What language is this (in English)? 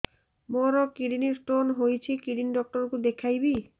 Odia